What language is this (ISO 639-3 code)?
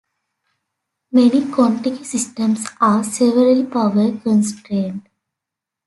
eng